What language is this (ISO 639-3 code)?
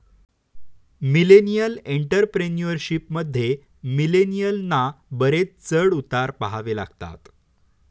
mar